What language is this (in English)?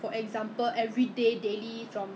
English